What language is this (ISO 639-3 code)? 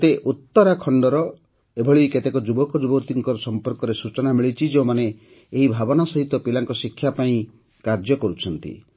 ori